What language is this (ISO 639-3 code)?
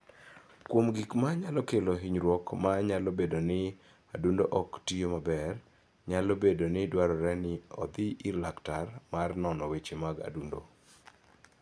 luo